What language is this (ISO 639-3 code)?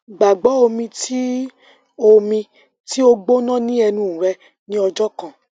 yor